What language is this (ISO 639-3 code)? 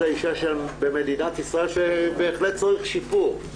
heb